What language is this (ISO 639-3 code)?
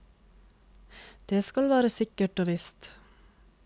nor